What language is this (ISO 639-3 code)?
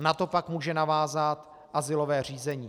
ces